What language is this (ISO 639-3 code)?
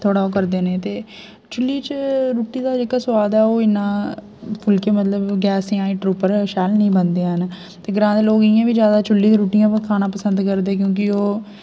doi